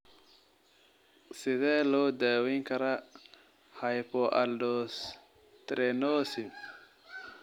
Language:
Somali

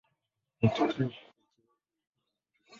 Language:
Swahili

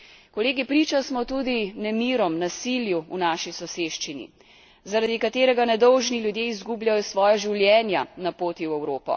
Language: Slovenian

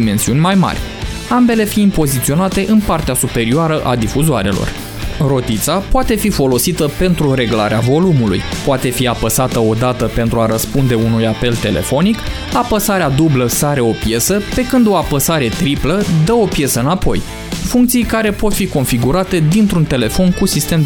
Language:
Romanian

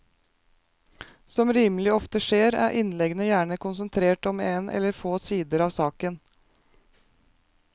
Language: Norwegian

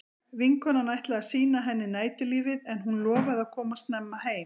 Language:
Icelandic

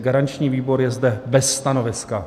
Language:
Czech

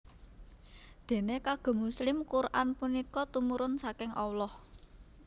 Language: Javanese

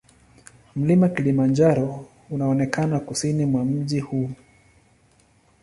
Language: Swahili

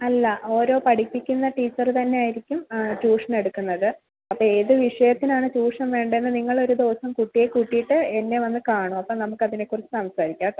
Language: Malayalam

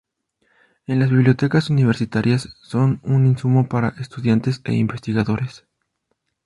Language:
Spanish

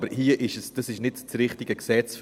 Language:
Swiss German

